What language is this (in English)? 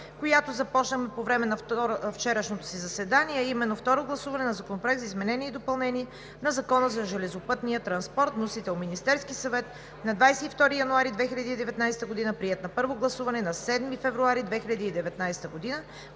Bulgarian